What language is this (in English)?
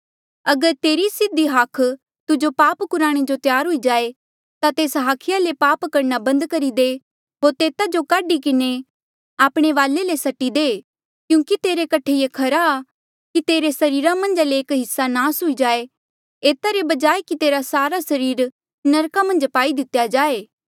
Mandeali